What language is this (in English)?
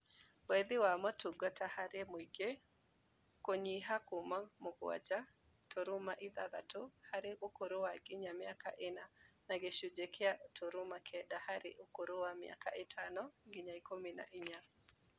Kikuyu